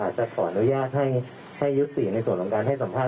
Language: Thai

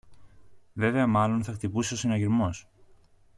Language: Greek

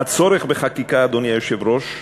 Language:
Hebrew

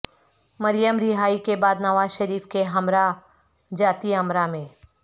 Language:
Urdu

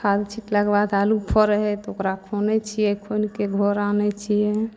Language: Maithili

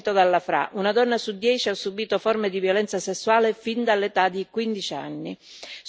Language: Italian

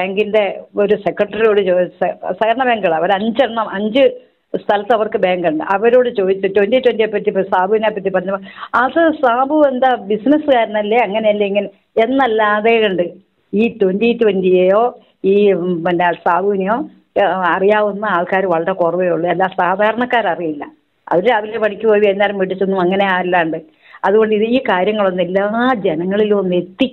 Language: Malayalam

